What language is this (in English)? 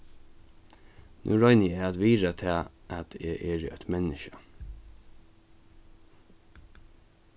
Faroese